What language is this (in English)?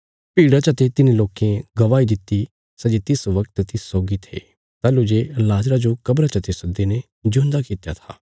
Bilaspuri